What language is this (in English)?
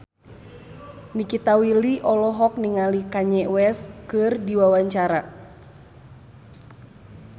Sundanese